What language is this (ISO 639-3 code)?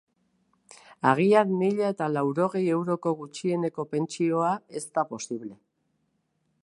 eus